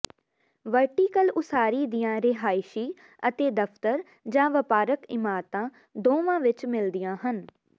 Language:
Punjabi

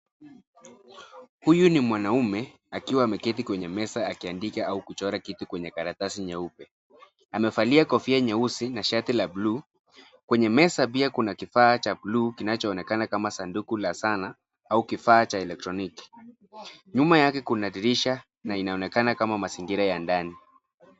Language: Swahili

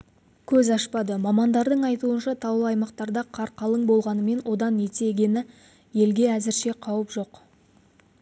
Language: Kazakh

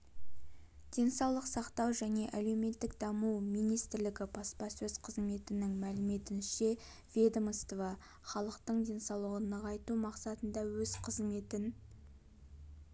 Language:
Kazakh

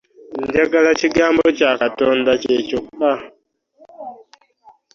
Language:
Ganda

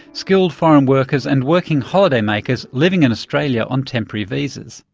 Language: English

